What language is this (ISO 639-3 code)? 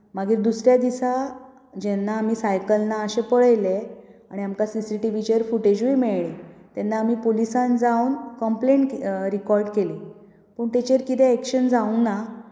kok